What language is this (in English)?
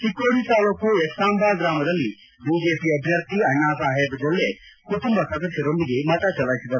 Kannada